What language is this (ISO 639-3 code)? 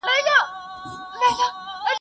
pus